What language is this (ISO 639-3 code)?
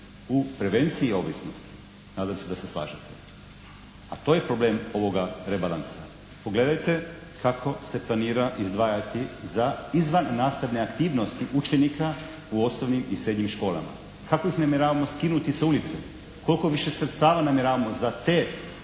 hrv